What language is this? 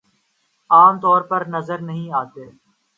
Urdu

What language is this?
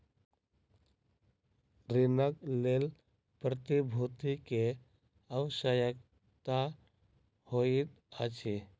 Maithili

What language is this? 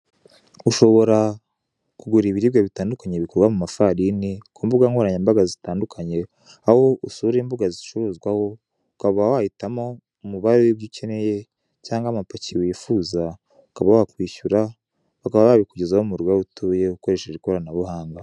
Kinyarwanda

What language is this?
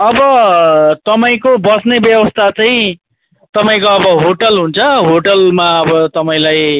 Nepali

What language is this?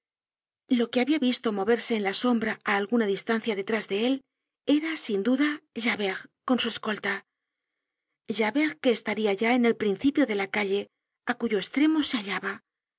Spanish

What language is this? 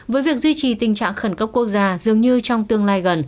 Vietnamese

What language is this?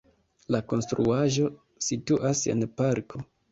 Esperanto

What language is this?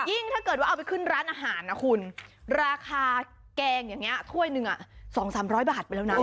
Thai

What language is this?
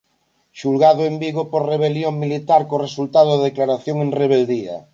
Galician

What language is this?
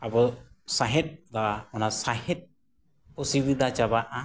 Santali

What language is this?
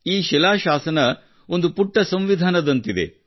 Kannada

